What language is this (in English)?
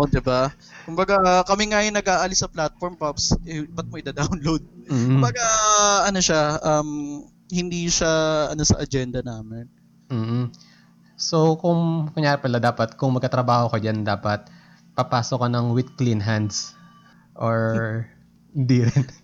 Filipino